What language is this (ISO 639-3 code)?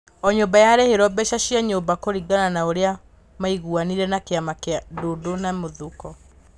kik